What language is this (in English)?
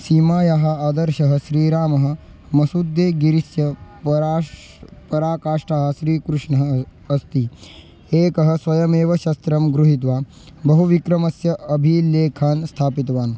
Sanskrit